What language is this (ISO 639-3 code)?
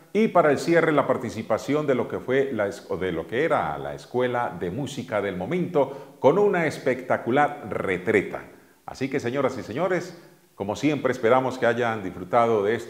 spa